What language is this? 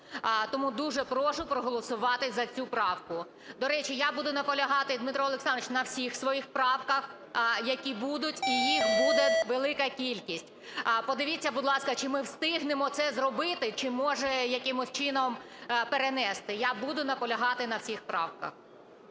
Ukrainian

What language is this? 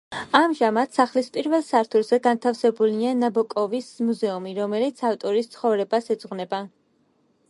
Georgian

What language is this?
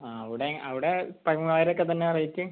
Malayalam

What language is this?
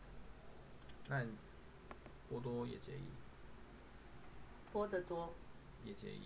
Chinese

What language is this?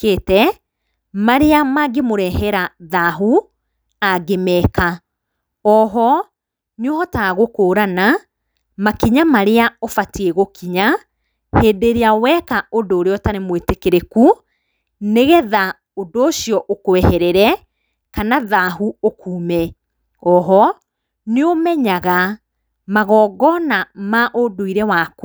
Kikuyu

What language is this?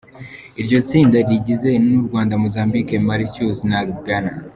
Kinyarwanda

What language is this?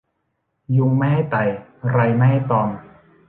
Thai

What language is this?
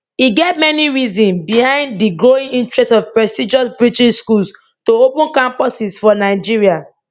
Nigerian Pidgin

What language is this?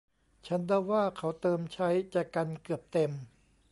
Thai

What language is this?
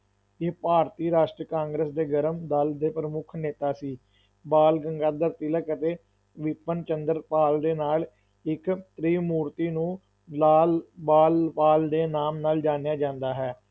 Punjabi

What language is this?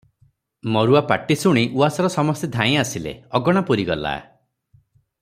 Odia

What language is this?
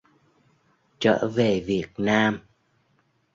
Vietnamese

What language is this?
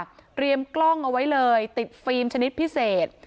Thai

